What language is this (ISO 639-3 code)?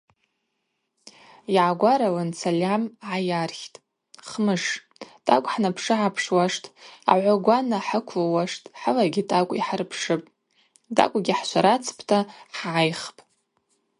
abq